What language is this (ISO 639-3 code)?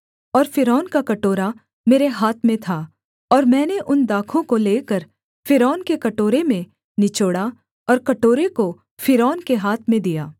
hin